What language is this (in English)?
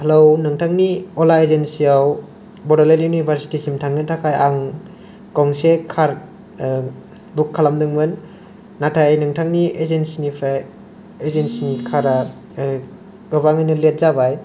Bodo